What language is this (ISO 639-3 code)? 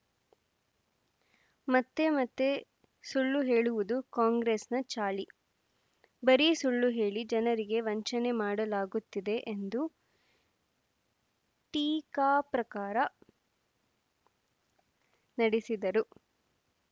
kan